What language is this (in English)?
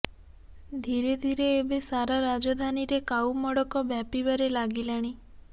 Odia